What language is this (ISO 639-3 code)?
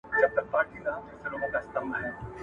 pus